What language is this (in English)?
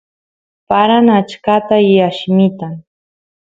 Santiago del Estero Quichua